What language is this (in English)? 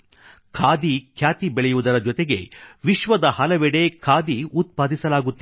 Kannada